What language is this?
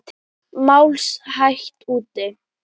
Icelandic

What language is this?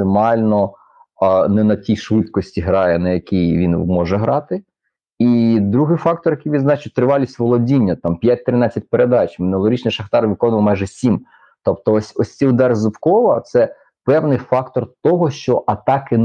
Ukrainian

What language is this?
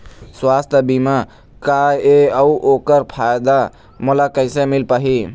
Chhattisgarhi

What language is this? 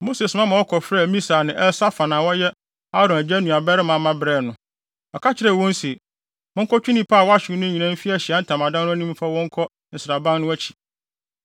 Akan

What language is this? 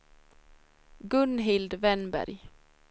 Swedish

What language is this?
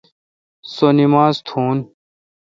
Kalkoti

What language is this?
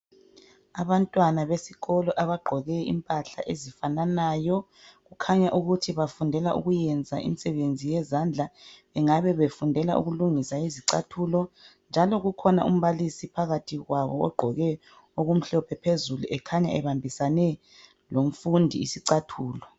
North Ndebele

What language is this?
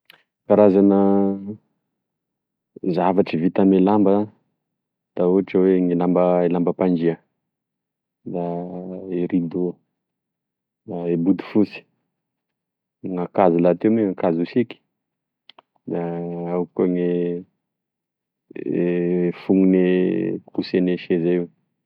Tesaka Malagasy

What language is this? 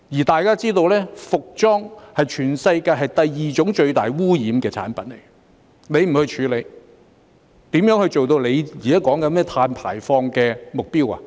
Cantonese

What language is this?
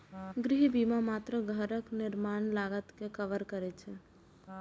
Maithili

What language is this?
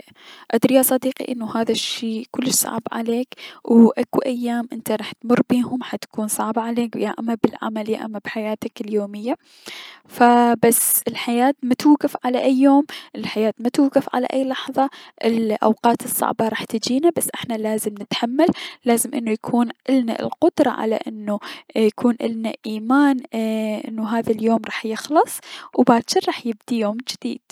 Mesopotamian Arabic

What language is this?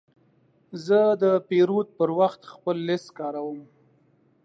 Pashto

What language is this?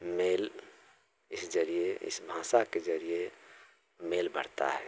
Hindi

